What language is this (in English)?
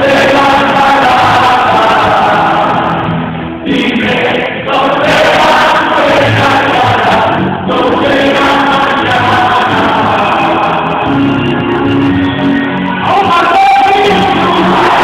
Vietnamese